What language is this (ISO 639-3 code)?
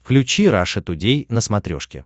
rus